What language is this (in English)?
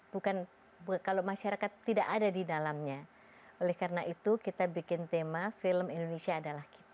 Indonesian